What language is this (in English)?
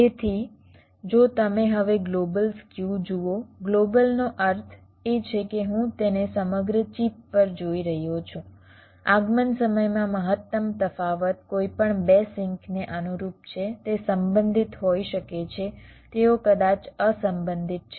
Gujarati